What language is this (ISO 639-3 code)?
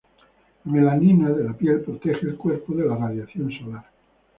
spa